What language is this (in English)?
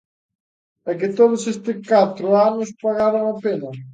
Galician